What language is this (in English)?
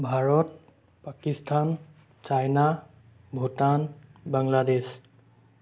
Assamese